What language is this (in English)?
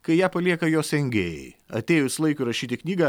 Lithuanian